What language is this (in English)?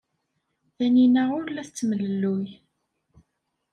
Kabyle